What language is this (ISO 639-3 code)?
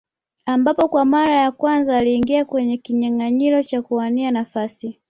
swa